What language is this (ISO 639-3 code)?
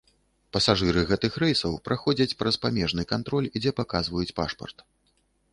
bel